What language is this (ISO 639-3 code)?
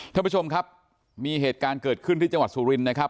tha